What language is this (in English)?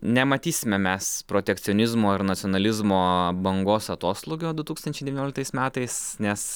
Lithuanian